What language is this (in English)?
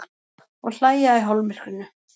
Icelandic